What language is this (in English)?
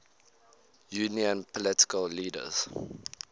English